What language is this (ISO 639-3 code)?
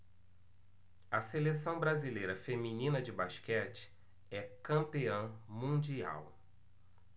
por